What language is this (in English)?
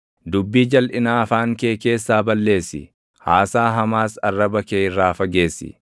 Oromo